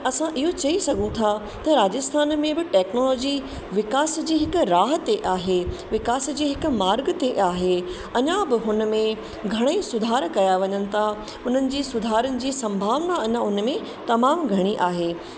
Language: Sindhi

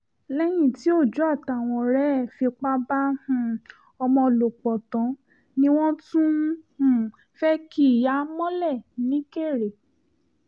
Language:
Yoruba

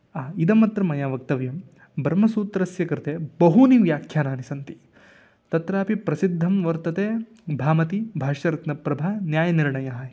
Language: Sanskrit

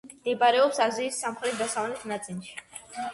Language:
Georgian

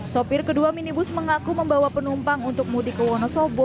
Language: Indonesian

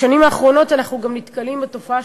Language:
Hebrew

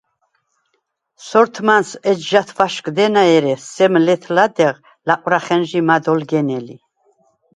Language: Svan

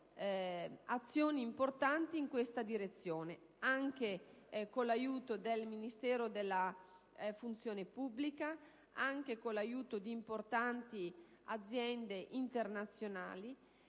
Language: Italian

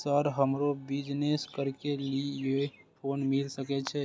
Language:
Maithili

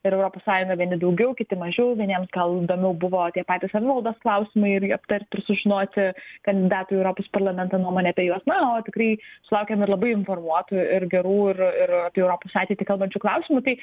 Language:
Lithuanian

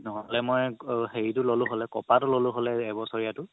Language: Assamese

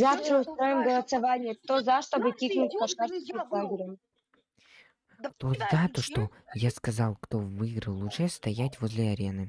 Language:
Russian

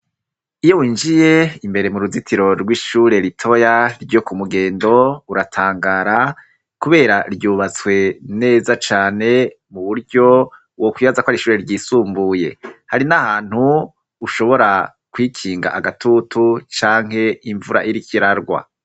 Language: Rundi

